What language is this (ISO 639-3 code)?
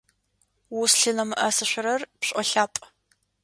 ady